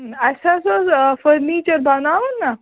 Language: Kashmiri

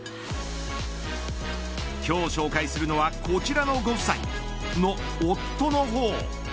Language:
Japanese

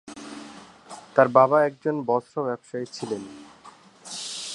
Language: Bangla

